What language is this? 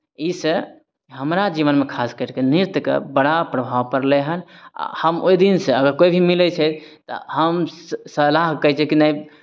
Maithili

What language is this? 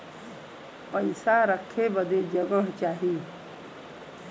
Bhojpuri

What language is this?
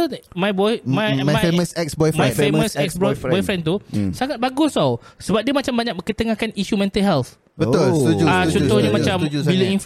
Malay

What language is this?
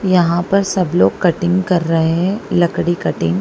Hindi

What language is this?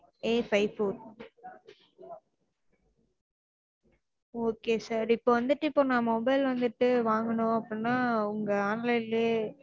Tamil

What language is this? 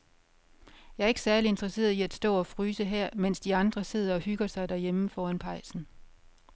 Danish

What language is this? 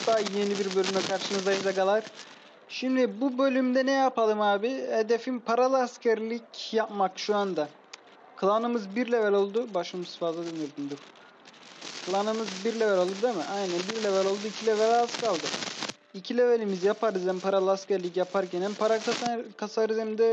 Turkish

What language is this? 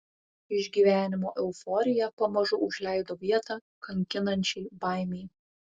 Lithuanian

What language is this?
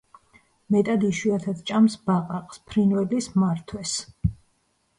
Georgian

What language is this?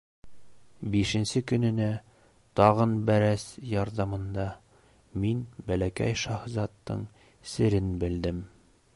Bashkir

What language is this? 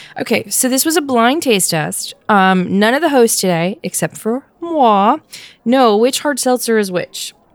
English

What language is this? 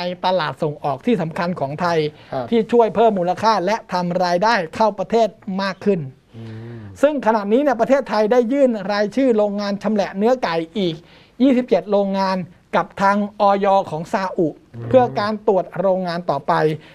Thai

